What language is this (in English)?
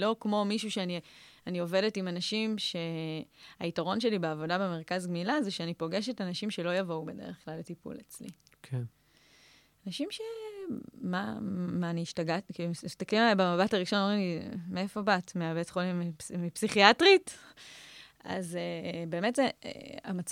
Hebrew